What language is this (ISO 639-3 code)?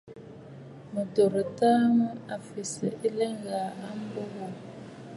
bfd